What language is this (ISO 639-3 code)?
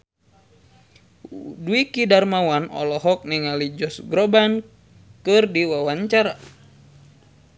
sun